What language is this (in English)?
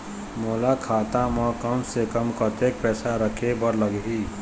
Chhattisgarhi